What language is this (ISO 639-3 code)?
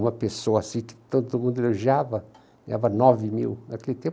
por